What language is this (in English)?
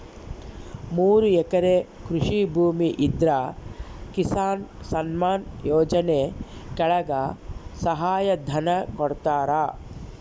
Kannada